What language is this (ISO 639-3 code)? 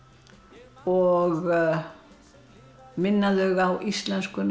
isl